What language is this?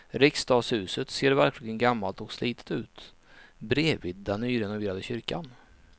Swedish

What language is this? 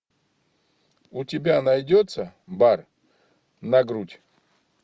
Russian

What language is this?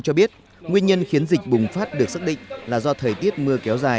Vietnamese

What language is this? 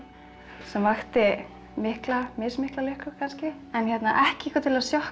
Icelandic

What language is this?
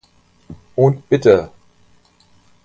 German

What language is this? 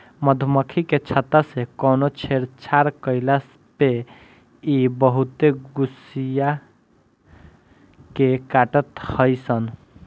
Bhojpuri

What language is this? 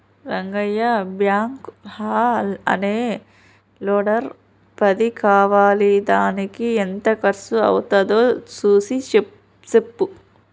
Telugu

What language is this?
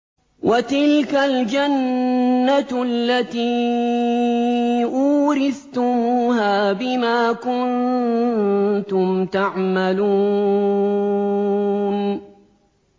Arabic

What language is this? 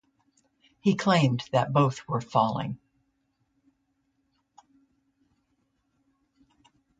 English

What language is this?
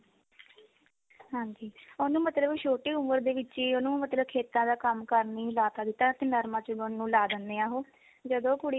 Punjabi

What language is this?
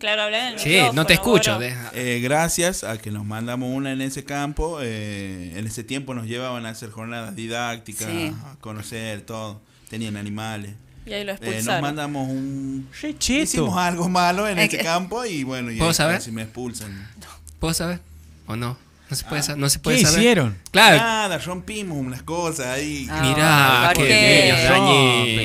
Spanish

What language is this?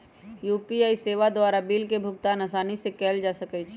Magahi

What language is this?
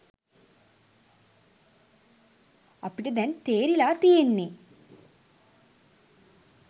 Sinhala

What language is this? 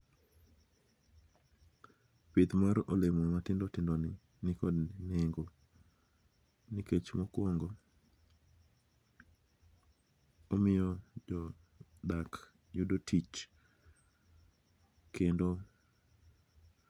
Luo (Kenya and Tanzania)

